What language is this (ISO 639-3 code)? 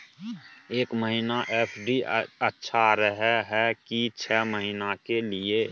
mai